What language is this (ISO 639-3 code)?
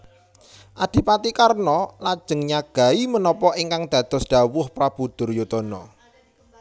jav